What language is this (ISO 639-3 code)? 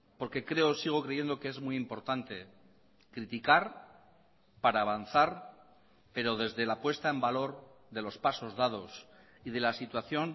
spa